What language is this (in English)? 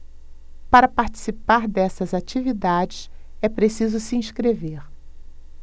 Portuguese